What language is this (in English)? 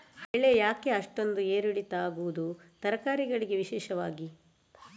Kannada